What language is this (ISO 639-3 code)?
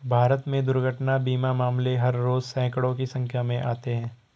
hin